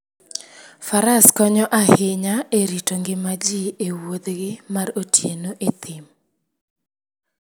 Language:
Luo (Kenya and Tanzania)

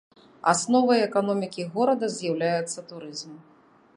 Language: Belarusian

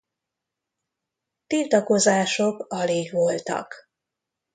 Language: Hungarian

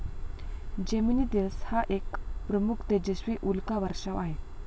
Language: Marathi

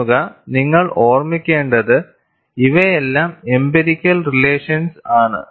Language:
Malayalam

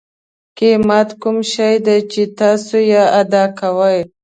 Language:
Pashto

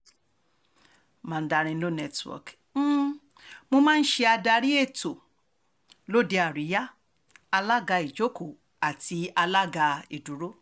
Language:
Yoruba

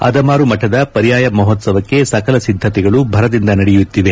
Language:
Kannada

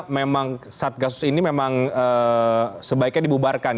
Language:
Indonesian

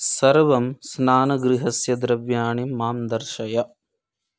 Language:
Sanskrit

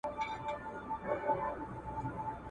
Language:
Pashto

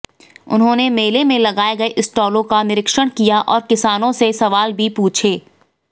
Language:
Hindi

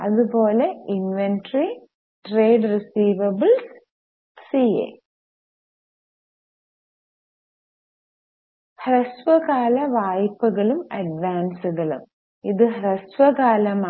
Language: Malayalam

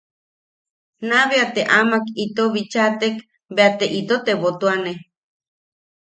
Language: Yaqui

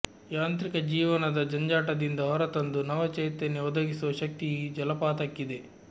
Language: Kannada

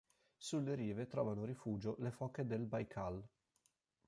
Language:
Italian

